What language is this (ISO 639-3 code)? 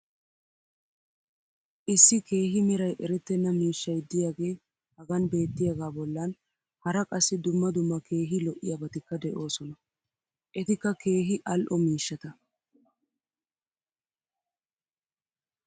wal